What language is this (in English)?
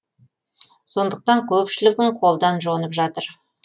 Kazakh